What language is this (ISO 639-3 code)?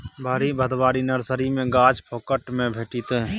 mai